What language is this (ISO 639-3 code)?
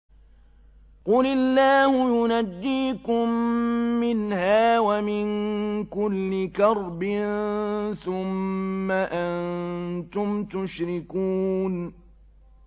ara